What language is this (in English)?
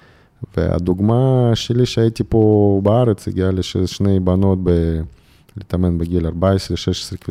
Hebrew